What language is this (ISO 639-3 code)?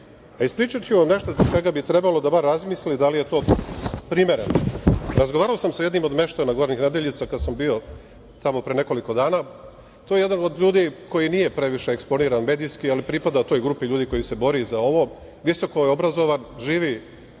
srp